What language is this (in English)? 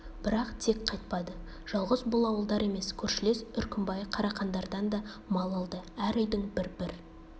Kazakh